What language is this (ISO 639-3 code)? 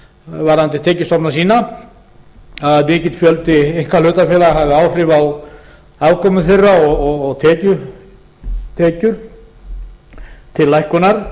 isl